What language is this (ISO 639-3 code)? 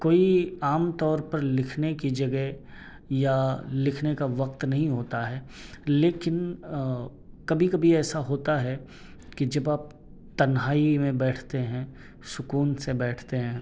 urd